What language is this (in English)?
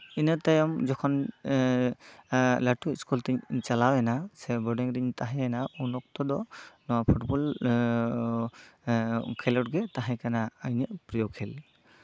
Santali